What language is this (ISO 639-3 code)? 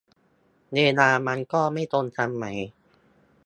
tha